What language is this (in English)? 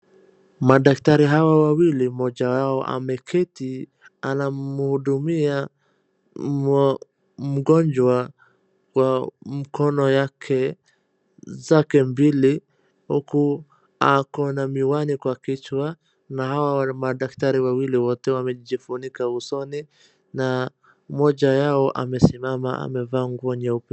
Swahili